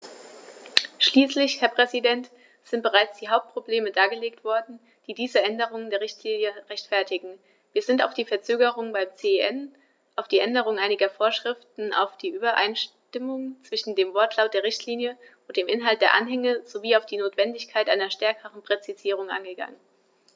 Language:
German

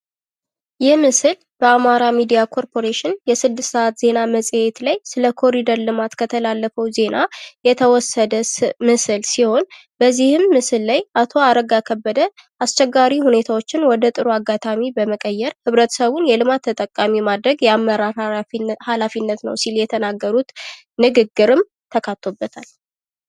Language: Amharic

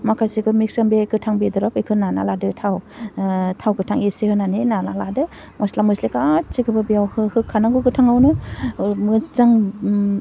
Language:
Bodo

